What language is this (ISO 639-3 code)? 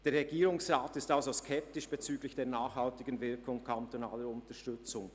gsw